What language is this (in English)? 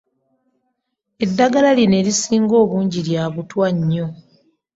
Ganda